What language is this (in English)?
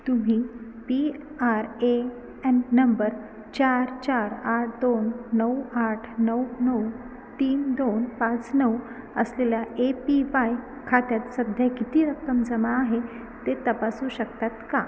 Marathi